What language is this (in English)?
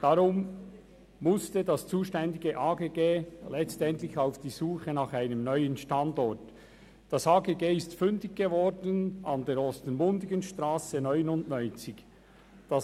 Swiss German